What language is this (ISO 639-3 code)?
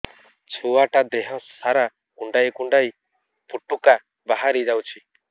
ori